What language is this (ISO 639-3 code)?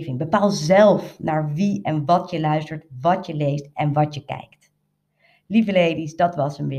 nld